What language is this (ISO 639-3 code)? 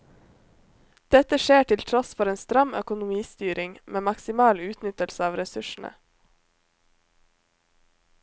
nor